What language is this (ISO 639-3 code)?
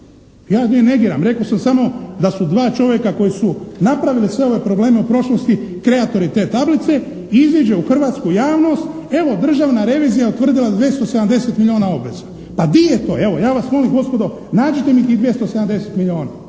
hrv